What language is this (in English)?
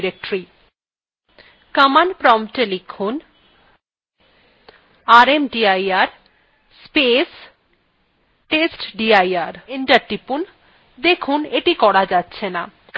Bangla